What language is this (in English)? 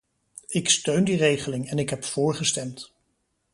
Dutch